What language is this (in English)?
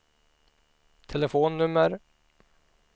Swedish